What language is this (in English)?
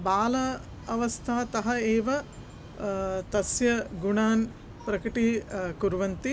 Sanskrit